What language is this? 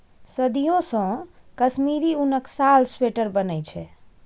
Maithili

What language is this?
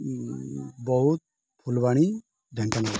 Odia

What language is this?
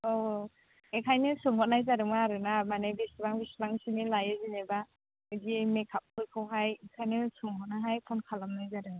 Bodo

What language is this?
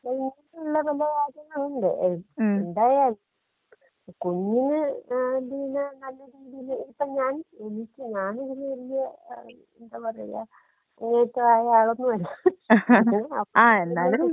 Malayalam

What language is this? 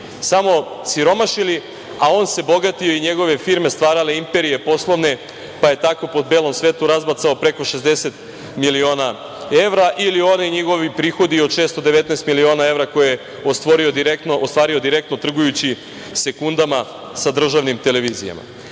Serbian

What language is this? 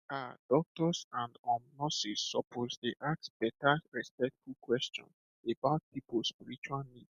Nigerian Pidgin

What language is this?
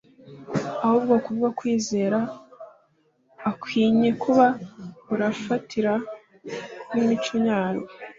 Kinyarwanda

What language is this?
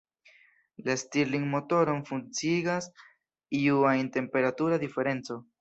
Esperanto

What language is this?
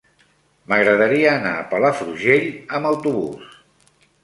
Catalan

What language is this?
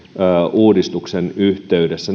Finnish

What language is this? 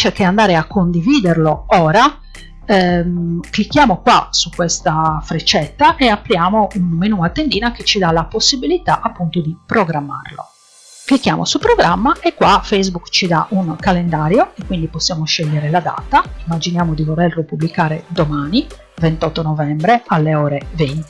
Italian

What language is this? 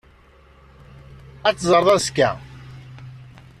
Kabyle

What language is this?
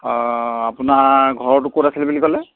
Assamese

